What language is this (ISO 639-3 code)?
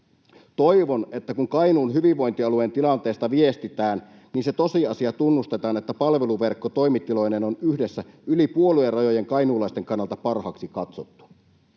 fin